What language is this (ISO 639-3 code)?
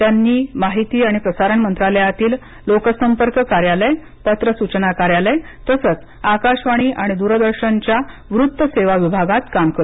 mar